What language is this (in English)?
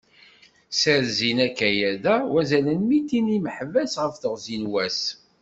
Kabyle